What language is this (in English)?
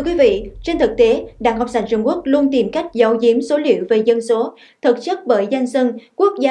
Vietnamese